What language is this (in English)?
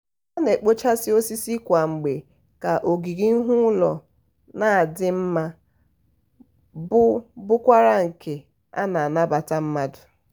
Igbo